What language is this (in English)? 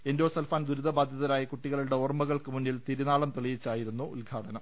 Malayalam